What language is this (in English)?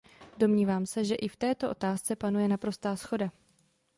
Czech